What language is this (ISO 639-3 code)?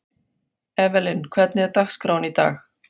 isl